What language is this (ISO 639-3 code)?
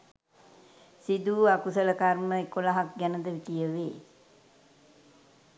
sin